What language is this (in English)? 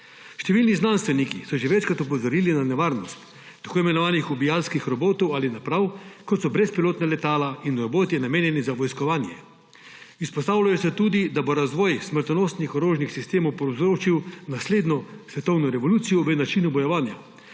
Slovenian